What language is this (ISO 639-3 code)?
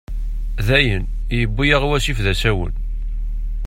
kab